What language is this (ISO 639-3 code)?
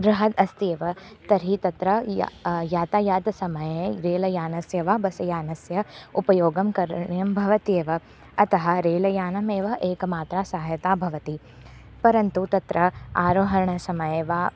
san